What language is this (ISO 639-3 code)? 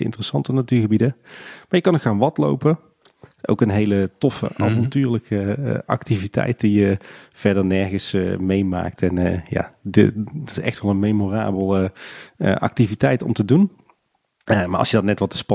nld